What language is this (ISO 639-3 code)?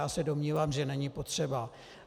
ces